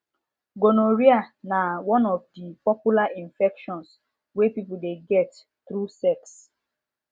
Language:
Nigerian Pidgin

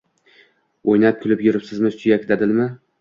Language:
Uzbek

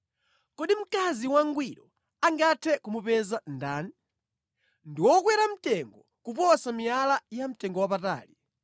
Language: Nyanja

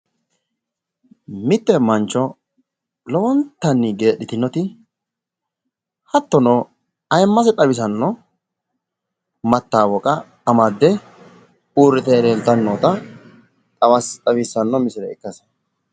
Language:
Sidamo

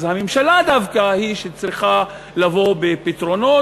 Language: Hebrew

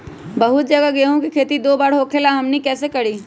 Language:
Magahi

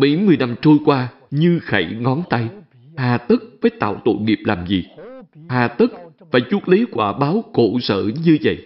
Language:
Vietnamese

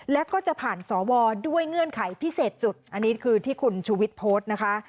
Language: Thai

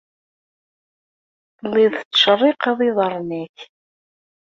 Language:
Kabyle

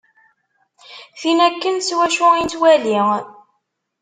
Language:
Kabyle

